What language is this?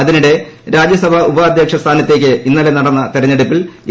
Malayalam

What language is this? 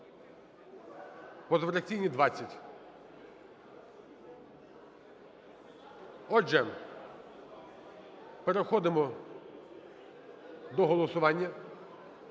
Ukrainian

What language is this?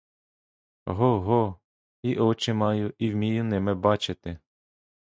Ukrainian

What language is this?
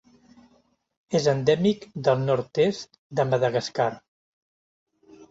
Catalan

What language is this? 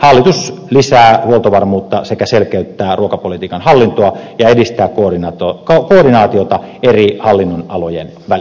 Finnish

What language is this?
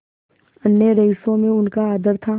Hindi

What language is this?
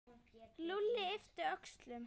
Icelandic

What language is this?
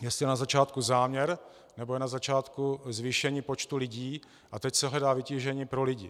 Czech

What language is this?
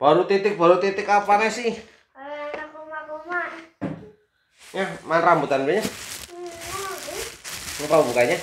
Indonesian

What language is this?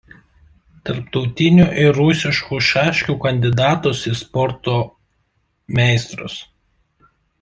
Lithuanian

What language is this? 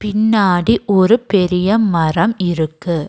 Tamil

